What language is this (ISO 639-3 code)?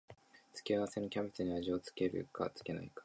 jpn